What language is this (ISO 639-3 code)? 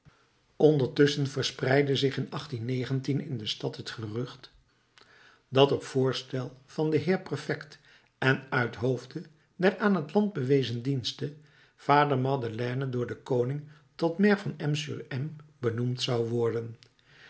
nld